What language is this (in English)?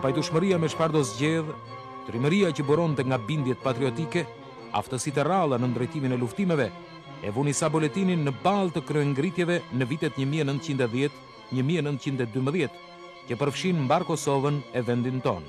Romanian